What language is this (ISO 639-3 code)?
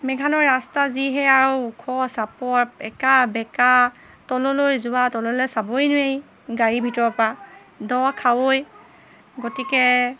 asm